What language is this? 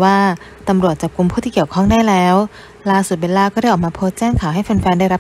Thai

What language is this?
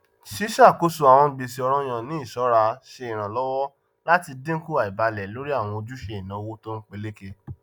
Yoruba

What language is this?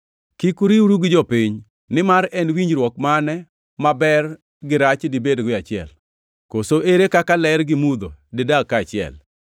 Luo (Kenya and Tanzania)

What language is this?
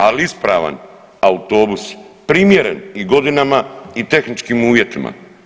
Croatian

